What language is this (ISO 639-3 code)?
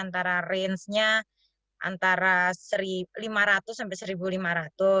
ind